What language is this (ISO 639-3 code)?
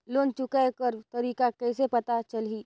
hne